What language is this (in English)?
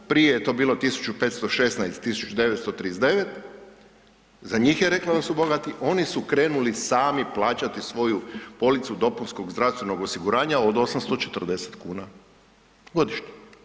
Croatian